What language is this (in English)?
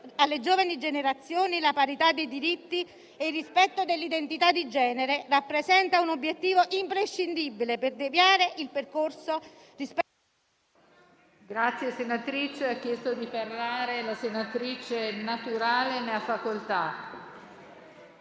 Italian